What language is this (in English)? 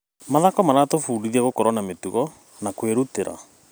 Kikuyu